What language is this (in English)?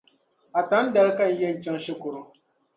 Dagbani